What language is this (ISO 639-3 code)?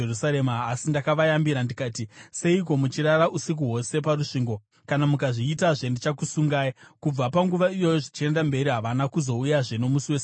sna